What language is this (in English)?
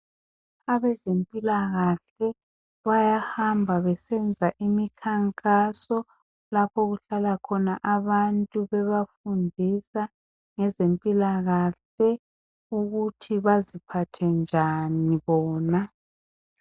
North Ndebele